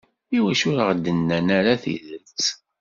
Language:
Kabyle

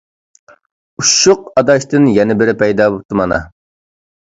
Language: Uyghur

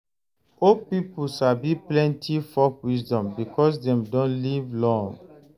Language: Nigerian Pidgin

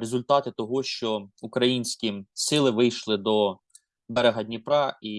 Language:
Ukrainian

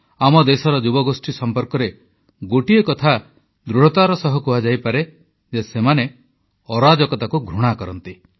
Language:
Odia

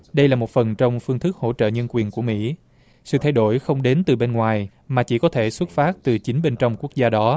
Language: Vietnamese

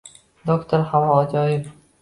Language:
Uzbek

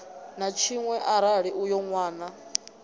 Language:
Venda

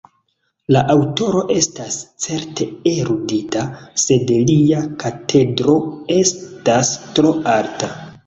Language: Esperanto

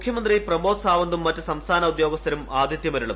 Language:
Malayalam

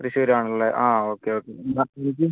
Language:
Malayalam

